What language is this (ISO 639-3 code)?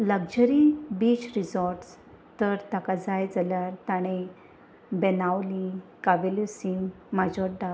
kok